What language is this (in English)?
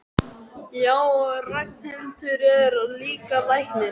Icelandic